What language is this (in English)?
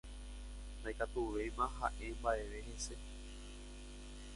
Guarani